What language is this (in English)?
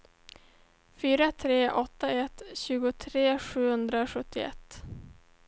Swedish